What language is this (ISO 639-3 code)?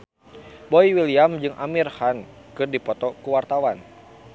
sun